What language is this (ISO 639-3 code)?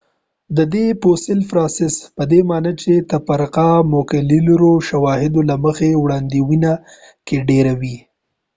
pus